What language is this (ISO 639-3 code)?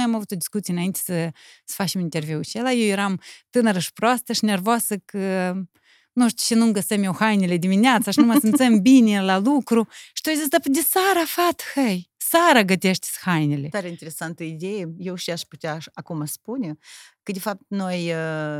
ron